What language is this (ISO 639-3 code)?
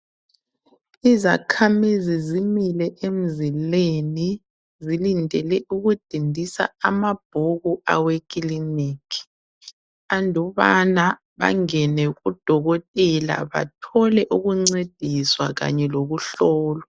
nde